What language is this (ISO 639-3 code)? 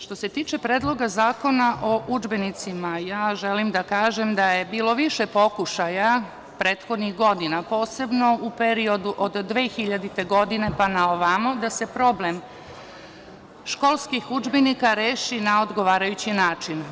srp